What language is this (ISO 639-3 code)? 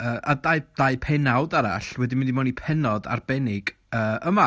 cym